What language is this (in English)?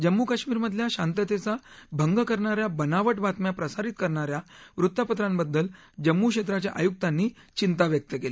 Marathi